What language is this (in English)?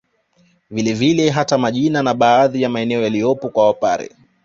Swahili